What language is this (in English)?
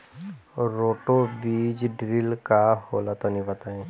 Bhojpuri